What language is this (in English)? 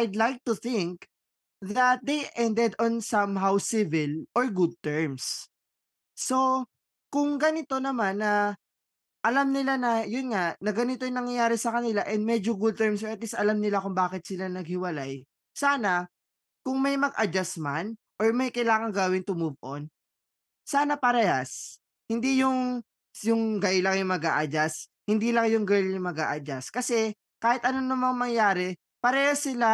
Filipino